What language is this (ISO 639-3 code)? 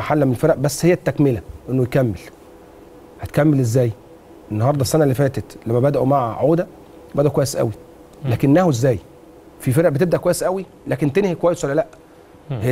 ara